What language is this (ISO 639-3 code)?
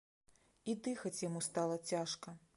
bel